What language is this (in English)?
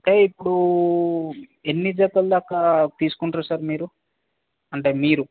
Telugu